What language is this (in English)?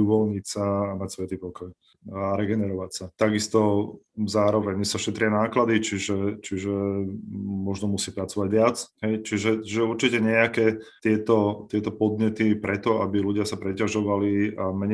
Slovak